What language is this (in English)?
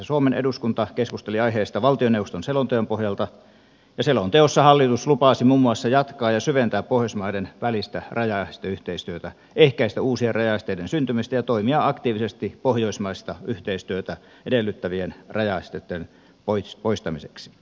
Finnish